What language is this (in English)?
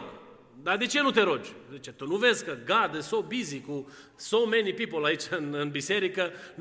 Romanian